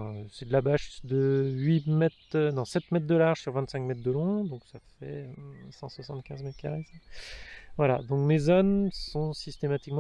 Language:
French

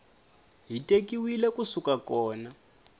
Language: Tsonga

